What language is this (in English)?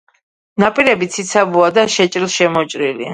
Georgian